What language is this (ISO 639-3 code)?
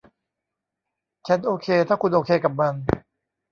tha